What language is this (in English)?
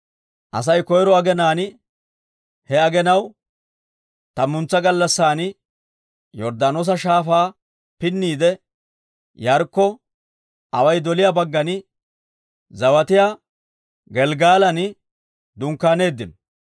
Dawro